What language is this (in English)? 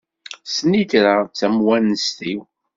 Kabyle